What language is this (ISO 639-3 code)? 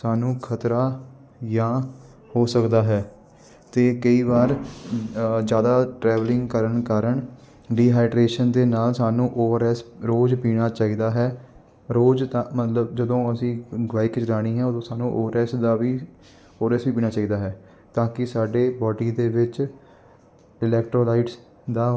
pan